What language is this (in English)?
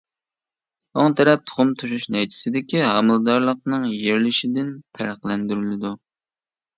Uyghur